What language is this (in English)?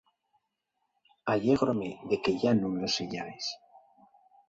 Asturian